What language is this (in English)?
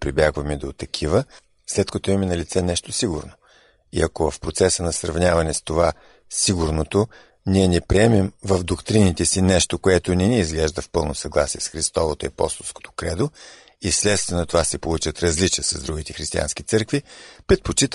Bulgarian